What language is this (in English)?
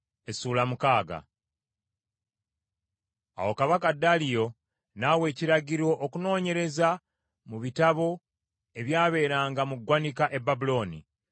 Ganda